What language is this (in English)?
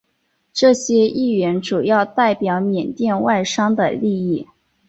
Chinese